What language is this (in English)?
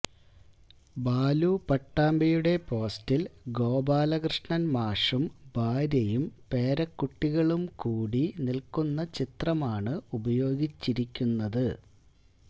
Malayalam